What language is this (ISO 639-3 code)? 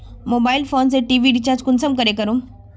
mag